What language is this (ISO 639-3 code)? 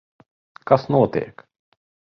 lav